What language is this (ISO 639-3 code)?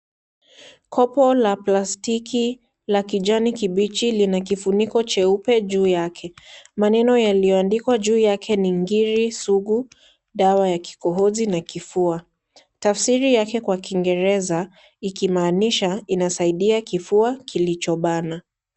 swa